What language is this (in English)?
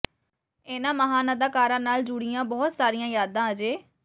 Punjabi